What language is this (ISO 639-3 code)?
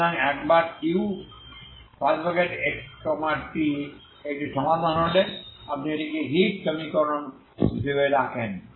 ben